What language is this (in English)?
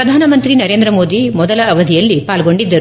Kannada